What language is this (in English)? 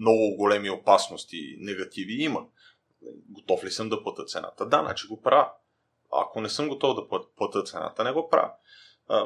Bulgarian